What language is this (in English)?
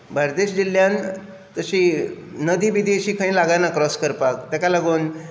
Konkani